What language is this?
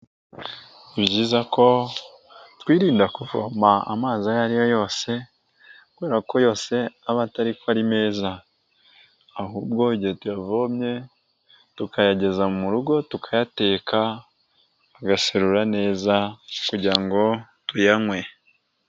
Kinyarwanda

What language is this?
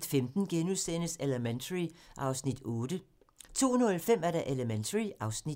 Danish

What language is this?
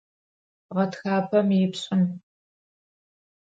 Adyghe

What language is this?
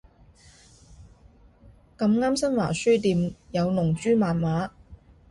Cantonese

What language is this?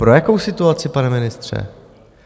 Czech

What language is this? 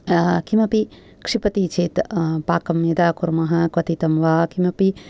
Sanskrit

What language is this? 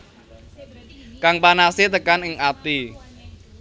Javanese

